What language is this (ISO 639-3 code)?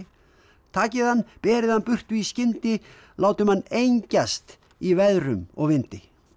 isl